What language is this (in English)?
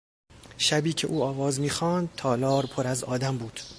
Persian